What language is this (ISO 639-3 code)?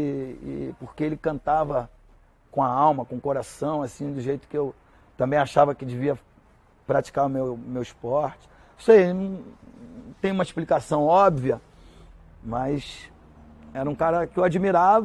por